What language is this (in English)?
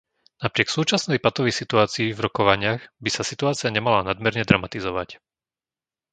Slovak